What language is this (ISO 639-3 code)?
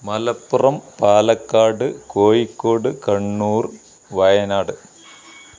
mal